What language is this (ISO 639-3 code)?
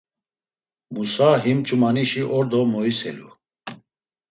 lzz